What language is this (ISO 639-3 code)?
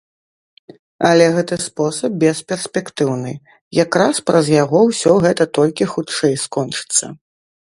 bel